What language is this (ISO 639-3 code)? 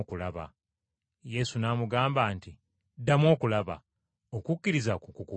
lug